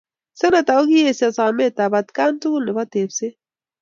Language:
Kalenjin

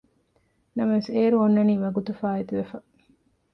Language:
Divehi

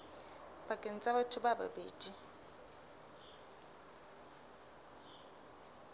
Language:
Southern Sotho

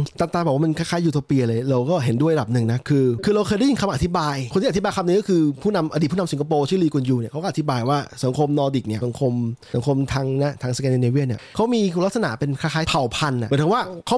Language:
Thai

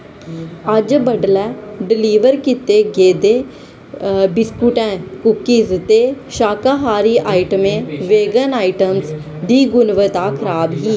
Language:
Dogri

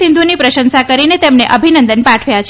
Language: Gujarati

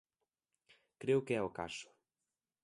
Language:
Galician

